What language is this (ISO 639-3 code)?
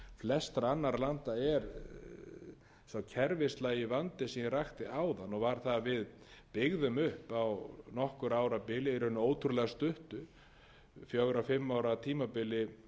isl